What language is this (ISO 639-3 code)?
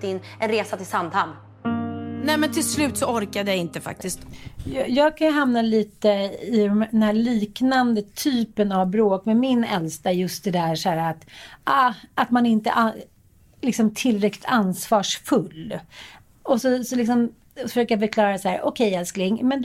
swe